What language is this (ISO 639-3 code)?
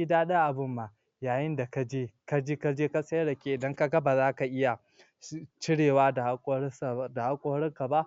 hau